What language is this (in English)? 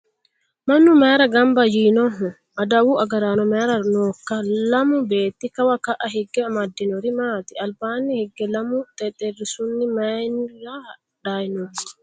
Sidamo